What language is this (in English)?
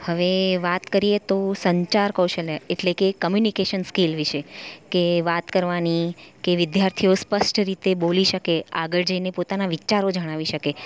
Gujarati